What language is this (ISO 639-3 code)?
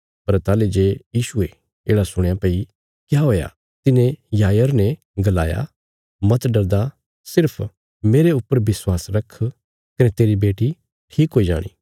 kfs